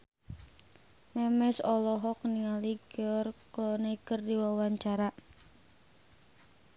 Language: Sundanese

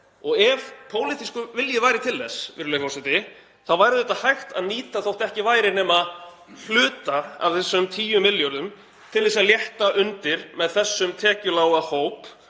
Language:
Icelandic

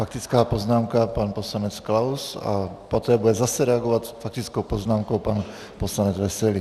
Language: Czech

